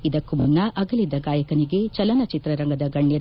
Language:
Kannada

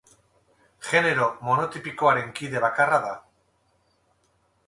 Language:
Basque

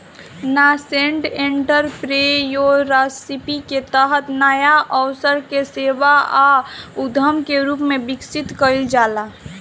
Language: Bhojpuri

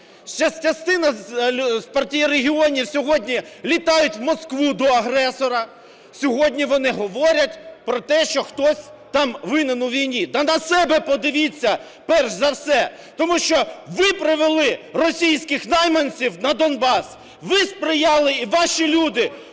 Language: Ukrainian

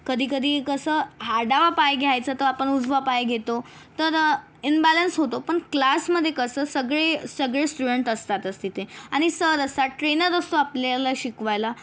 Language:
Marathi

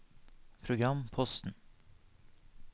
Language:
Norwegian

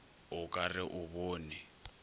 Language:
Northern Sotho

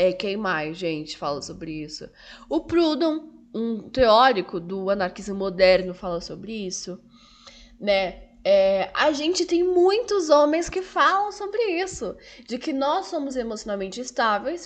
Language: Portuguese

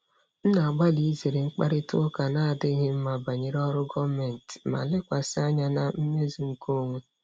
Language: Igbo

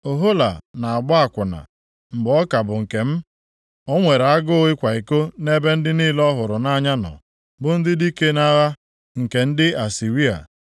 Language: Igbo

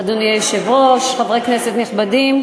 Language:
Hebrew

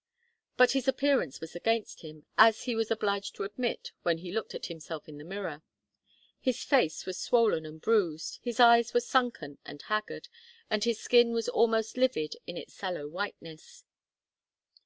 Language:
English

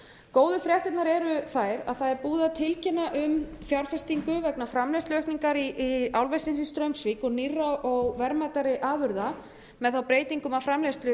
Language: Icelandic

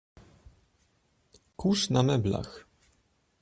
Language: Polish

